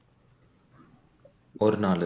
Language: Tamil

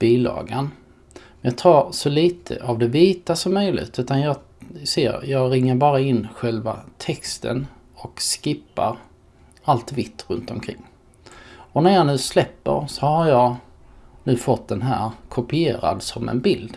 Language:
Swedish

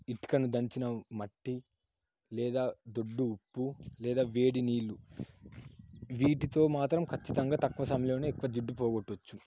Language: Telugu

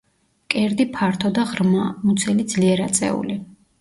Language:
Georgian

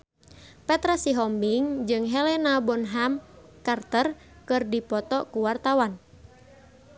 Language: Sundanese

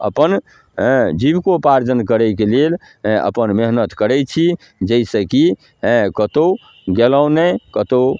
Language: Maithili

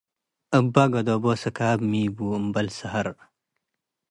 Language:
Tigre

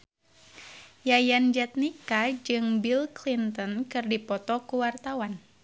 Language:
Sundanese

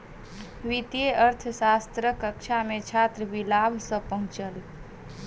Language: Maithili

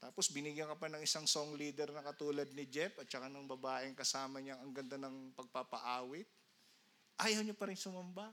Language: Filipino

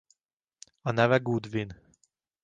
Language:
Hungarian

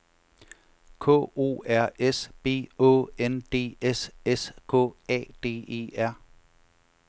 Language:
Danish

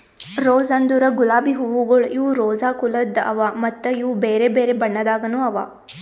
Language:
Kannada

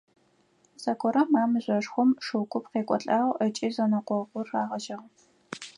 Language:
Adyghe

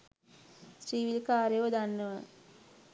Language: Sinhala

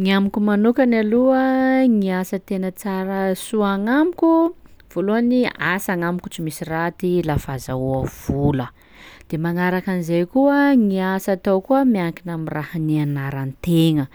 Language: Sakalava Malagasy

